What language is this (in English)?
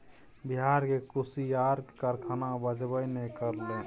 Maithili